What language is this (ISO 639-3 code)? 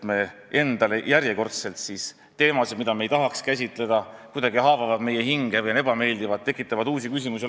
est